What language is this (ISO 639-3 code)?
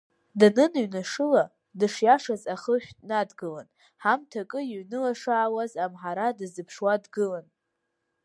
abk